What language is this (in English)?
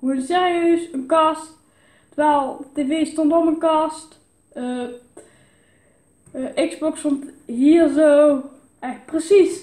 Dutch